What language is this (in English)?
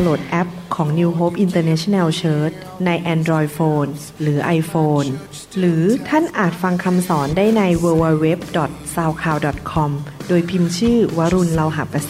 Thai